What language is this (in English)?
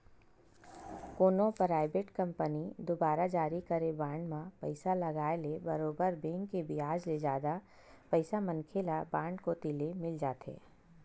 Chhattisgarhi